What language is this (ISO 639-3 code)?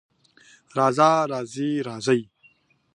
pus